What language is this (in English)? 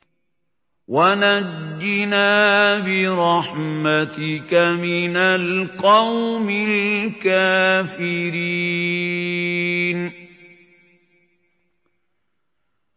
Arabic